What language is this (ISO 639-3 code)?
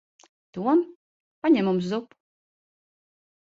lav